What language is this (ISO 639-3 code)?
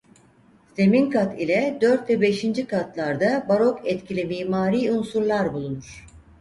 tur